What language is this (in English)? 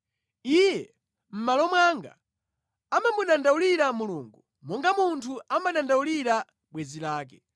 Nyanja